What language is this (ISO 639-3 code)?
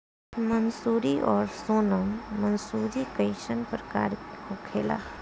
bho